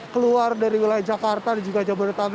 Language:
Indonesian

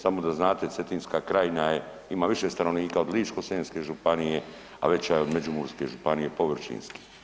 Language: Croatian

